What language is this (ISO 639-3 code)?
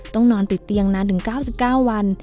tha